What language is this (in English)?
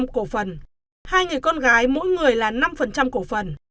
Vietnamese